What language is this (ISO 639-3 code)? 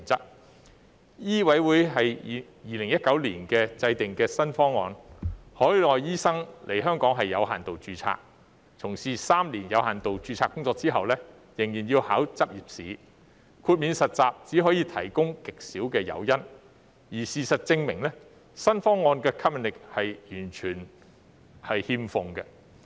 yue